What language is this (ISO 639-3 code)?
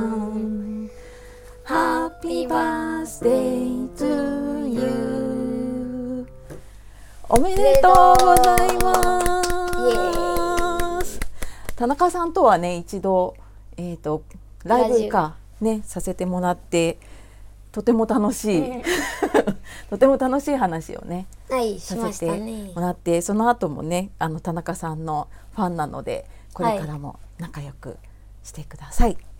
jpn